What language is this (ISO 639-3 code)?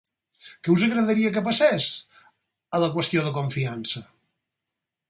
cat